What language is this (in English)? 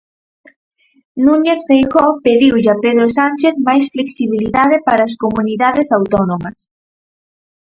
Galician